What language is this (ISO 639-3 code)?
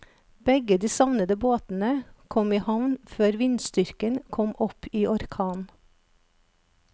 nor